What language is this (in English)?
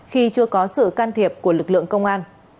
Vietnamese